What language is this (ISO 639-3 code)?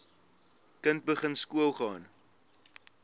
afr